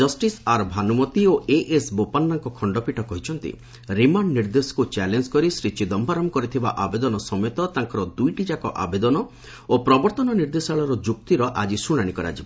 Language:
Odia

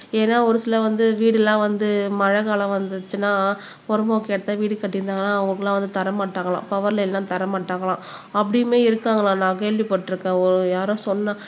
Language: Tamil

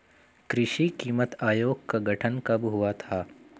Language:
Hindi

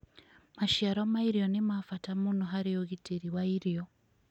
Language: Kikuyu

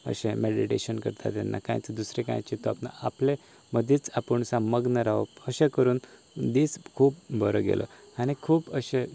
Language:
Konkani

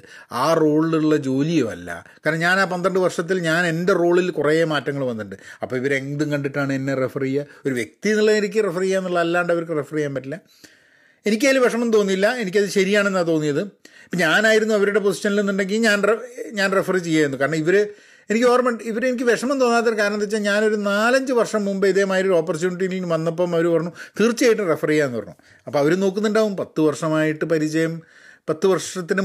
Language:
Malayalam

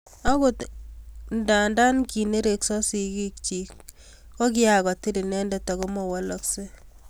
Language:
Kalenjin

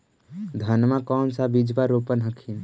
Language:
Magahi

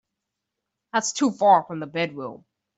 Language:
English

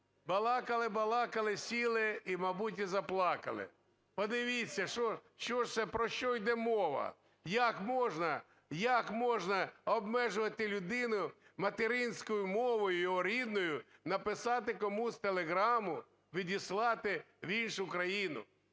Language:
Ukrainian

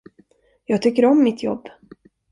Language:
Swedish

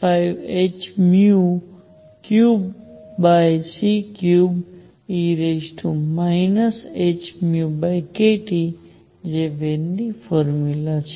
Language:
Gujarati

